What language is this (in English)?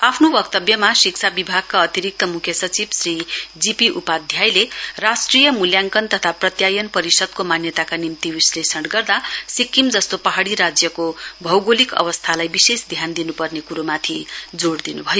Nepali